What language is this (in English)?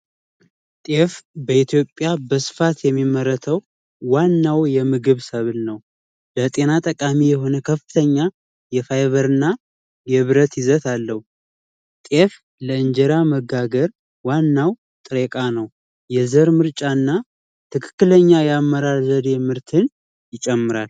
Amharic